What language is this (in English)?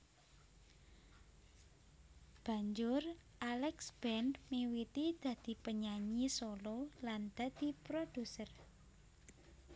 Javanese